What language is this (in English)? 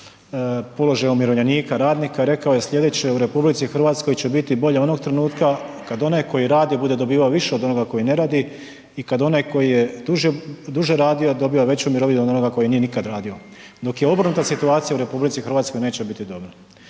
Croatian